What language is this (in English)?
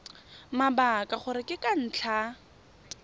Tswana